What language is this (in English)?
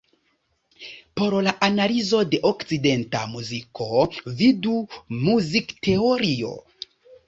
Esperanto